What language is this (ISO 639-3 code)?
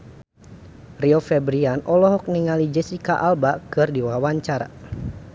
sun